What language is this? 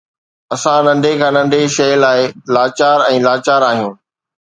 Sindhi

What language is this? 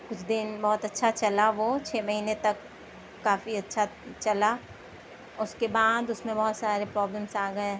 Urdu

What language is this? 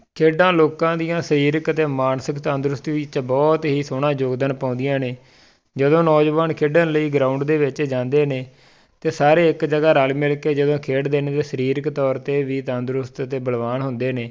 Punjabi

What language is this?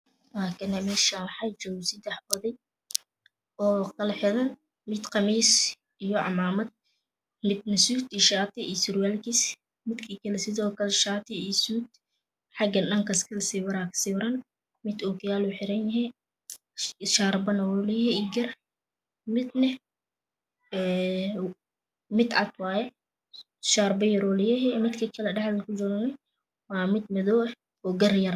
Somali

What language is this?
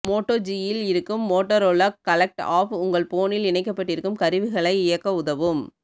Tamil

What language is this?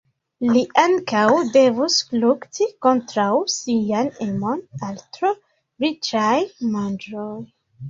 Esperanto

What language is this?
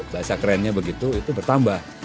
Indonesian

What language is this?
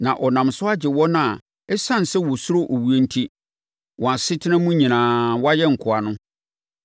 Akan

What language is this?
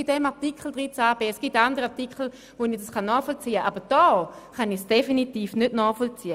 Swiss German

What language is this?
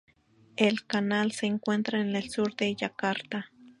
Spanish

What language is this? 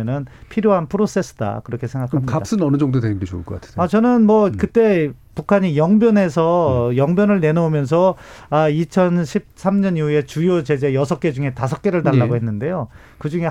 Korean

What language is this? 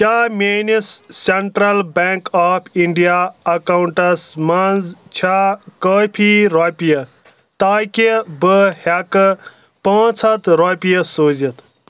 Kashmiri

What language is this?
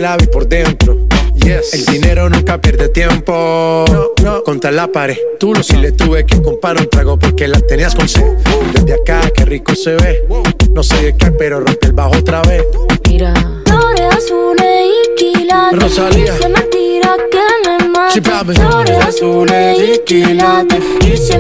Spanish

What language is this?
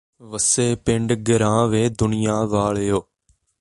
Punjabi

